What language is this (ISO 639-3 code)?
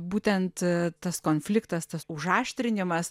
lit